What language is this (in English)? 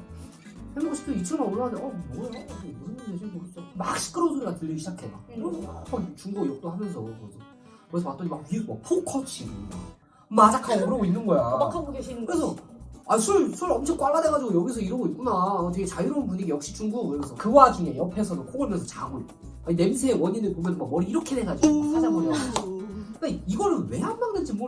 Korean